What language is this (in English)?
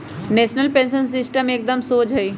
Magahi